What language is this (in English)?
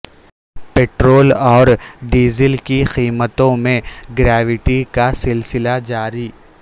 Urdu